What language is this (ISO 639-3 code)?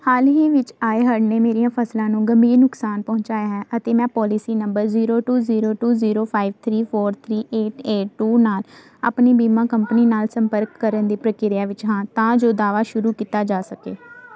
pan